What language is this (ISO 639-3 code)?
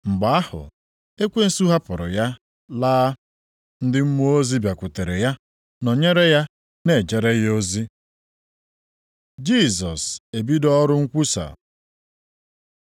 ibo